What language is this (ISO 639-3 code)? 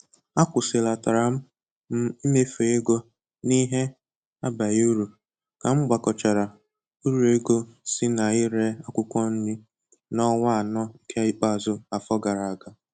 ibo